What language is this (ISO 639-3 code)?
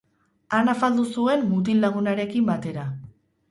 eus